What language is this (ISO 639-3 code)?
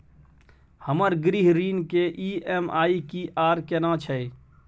mai